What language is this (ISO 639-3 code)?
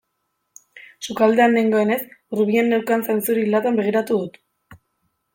eus